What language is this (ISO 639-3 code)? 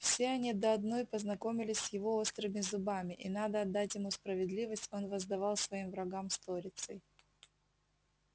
rus